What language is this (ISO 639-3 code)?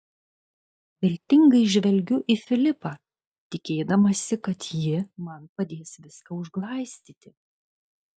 lit